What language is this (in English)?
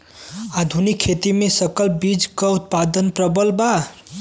Bhojpuri